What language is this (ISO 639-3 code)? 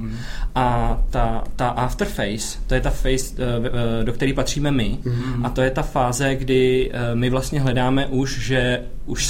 ces